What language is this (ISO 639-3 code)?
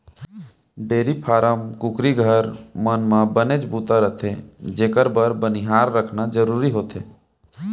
hne